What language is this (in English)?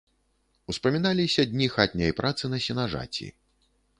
Belarusian